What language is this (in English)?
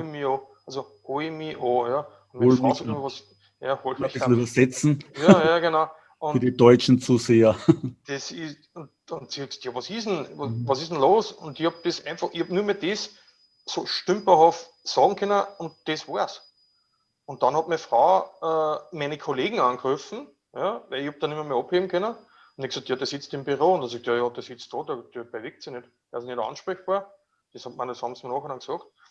German